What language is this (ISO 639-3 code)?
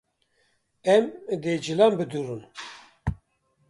kur